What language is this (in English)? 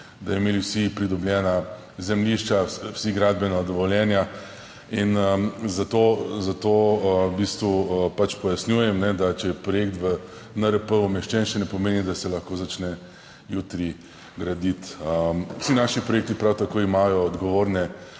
Slovenian